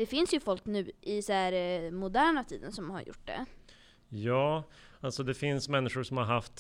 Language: Swedish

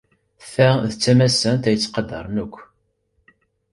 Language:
Kabyle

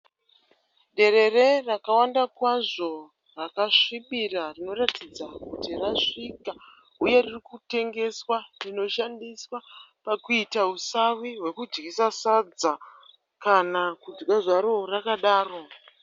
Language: Shona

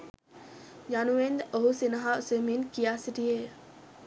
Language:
Sinhala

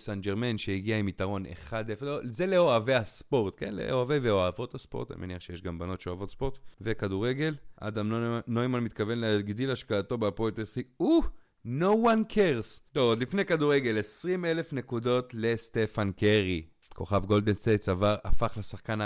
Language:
Hebrew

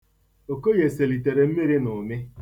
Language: Igbo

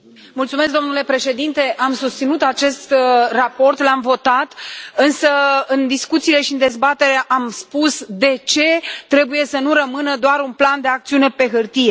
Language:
Romanian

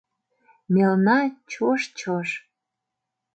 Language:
Mari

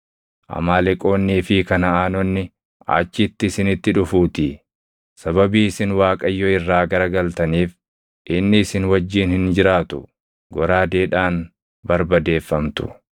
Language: Oromo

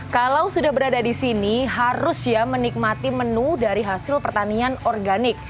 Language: Indonesian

